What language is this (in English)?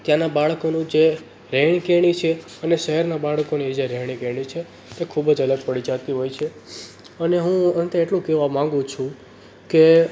Gujarati